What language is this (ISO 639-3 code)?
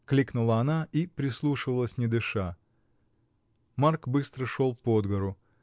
rus